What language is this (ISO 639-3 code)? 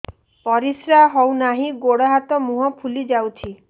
ori